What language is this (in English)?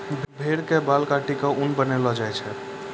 Maithili